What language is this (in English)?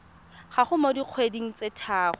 Tswana